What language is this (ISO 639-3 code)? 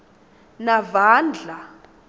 ssw